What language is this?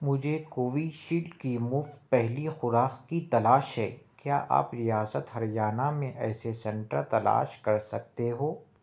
Urdu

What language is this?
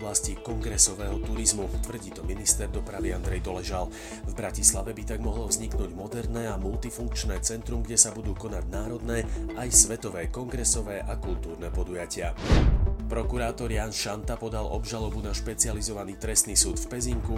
Slovak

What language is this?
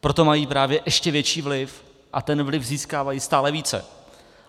Czech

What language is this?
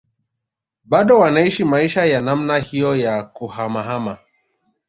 Swahili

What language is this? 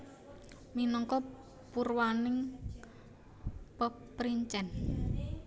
Javanese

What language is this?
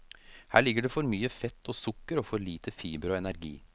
Norwegian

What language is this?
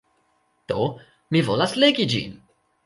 Esperanto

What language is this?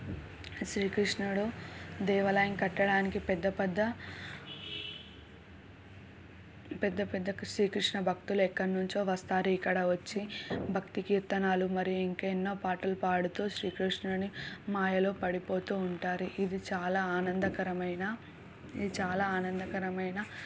Telugu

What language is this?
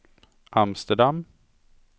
Swedish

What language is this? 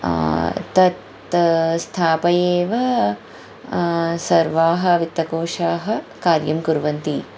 Sanskrit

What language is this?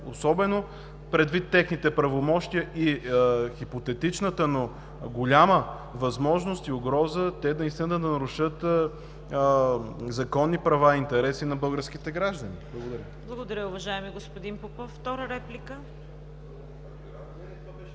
Bulgarian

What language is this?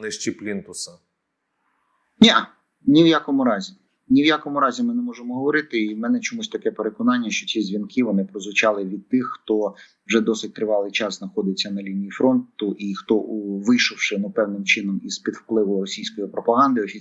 Ukrainian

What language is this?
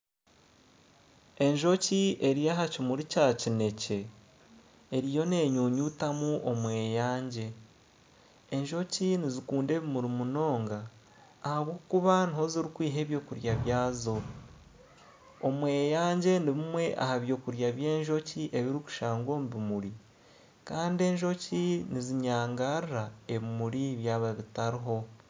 Nyankole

